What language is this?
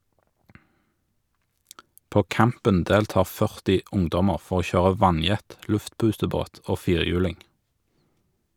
Norwegian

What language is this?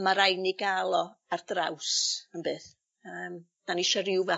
Welsh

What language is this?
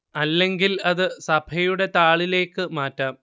Malayalam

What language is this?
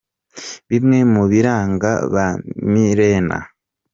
Kinyarwanda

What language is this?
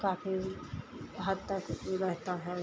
Hindi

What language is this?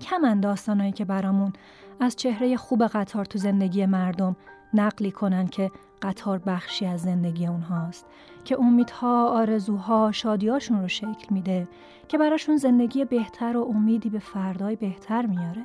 Persian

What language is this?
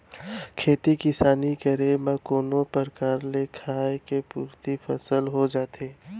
Chhattisgarhi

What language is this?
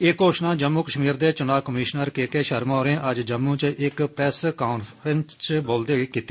Dogri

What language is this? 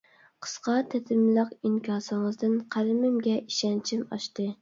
Uyghur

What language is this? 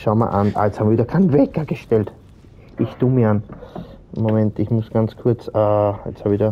German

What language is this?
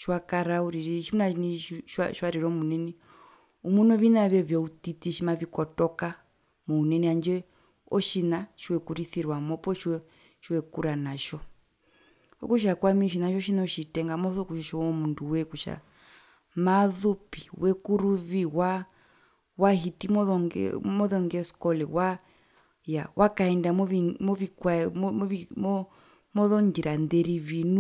Herero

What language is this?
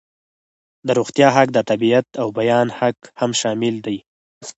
Pashto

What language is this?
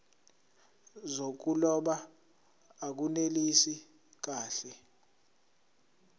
Zulu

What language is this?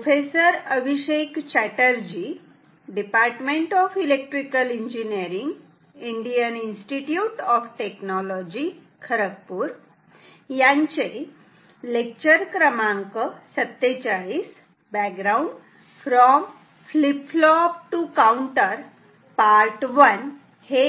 Marathi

